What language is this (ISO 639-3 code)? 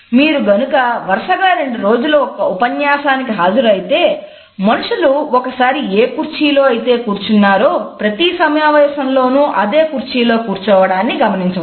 tel